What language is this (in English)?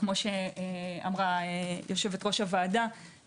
Hebrew